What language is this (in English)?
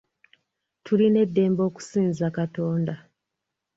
Ganda